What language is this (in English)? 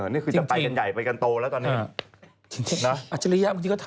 Thai